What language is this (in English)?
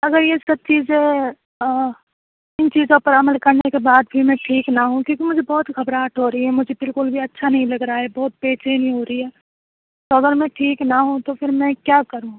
Urdu